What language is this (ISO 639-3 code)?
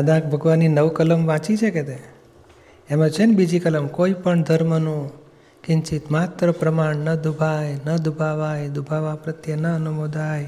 guj